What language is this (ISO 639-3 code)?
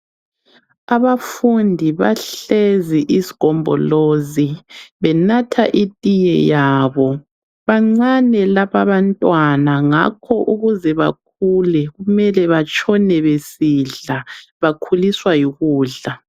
nde